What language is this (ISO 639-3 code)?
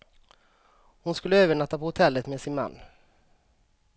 swe